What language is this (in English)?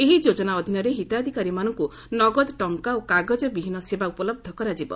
Odia